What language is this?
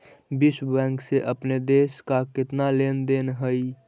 Magahi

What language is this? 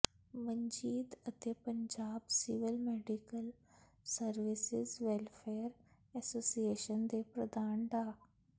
Punjabi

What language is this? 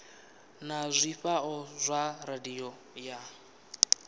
Venda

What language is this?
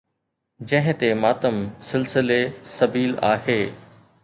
Sindhi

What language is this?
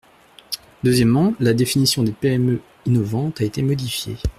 French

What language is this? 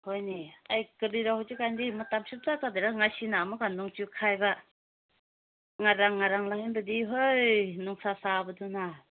Manipuri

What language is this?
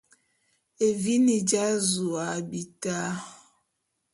Bulu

